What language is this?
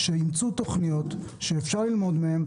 Hebrew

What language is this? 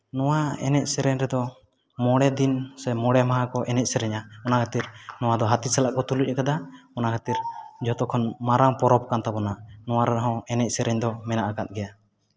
Santali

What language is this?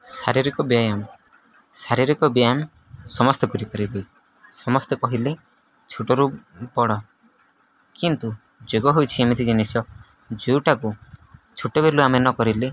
Odia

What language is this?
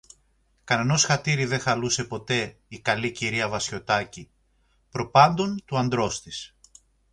Greek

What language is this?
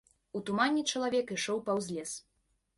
Belarusian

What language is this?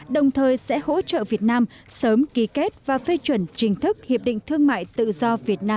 Vietnamese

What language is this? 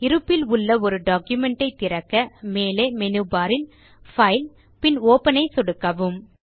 Tamil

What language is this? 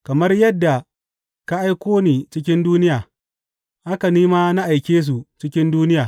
Hausa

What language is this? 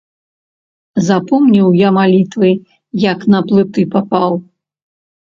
Belarusian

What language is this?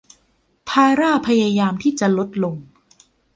Thai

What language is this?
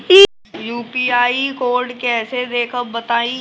Bhojpuri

